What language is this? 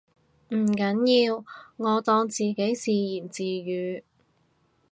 Cantonese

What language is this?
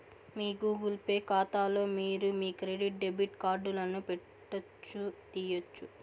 Telugu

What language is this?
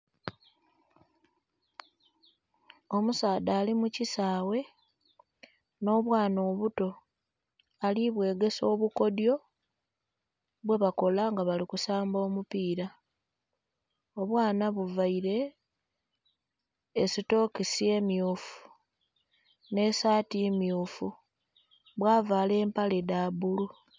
Soga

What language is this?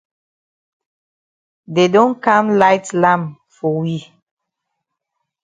Cameroon Pidgin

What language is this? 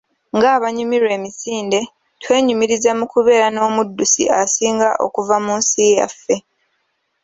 Ganda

